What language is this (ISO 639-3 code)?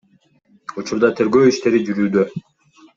kir